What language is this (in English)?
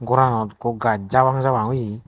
Chakma